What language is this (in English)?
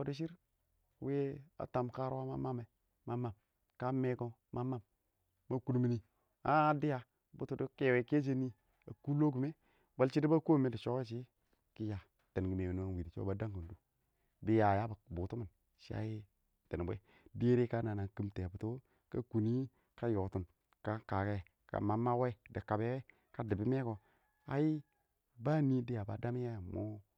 Awak